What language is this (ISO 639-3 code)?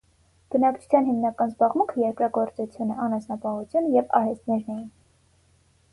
hye